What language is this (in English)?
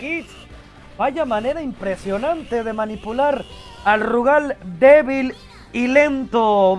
Spanish